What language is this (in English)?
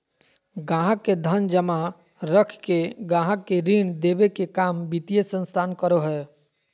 Magahi